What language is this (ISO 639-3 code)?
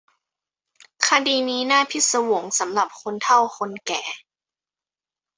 tha